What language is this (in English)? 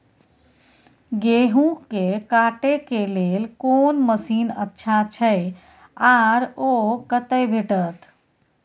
Maithili